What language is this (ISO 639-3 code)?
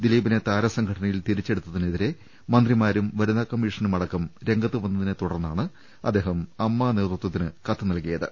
mal